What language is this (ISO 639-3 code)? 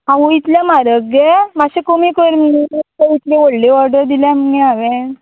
kok